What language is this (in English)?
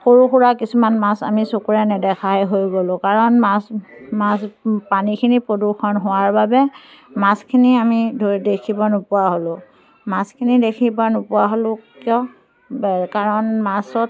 Assamese